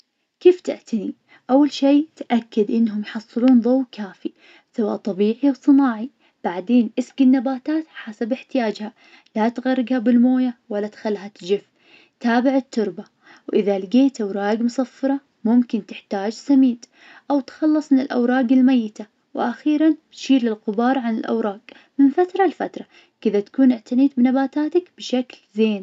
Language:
Najdi Arabic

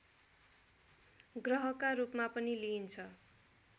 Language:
Nepali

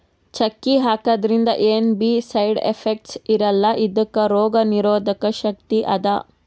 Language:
Kannada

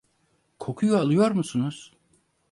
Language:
Turkish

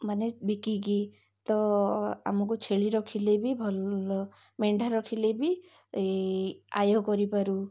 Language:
Odia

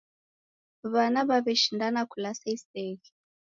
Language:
Taita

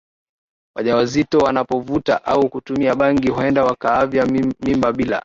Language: Swahili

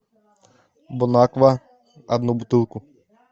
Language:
Russian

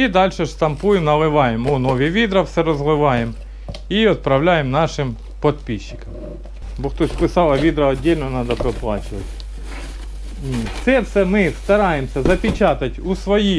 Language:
Russian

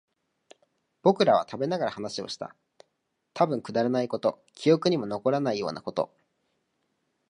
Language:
Japanese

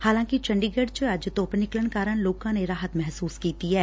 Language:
Punjabi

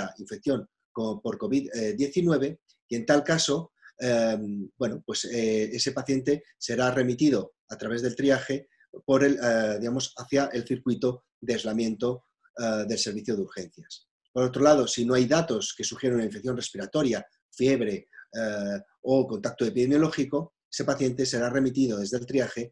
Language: Spanish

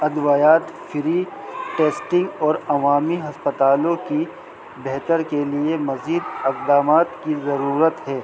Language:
Urdu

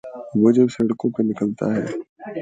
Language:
Urdu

